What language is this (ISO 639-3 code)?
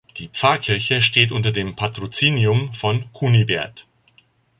deu